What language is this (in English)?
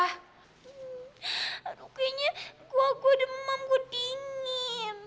Indonesian